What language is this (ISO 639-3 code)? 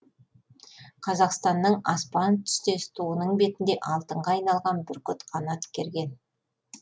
kaz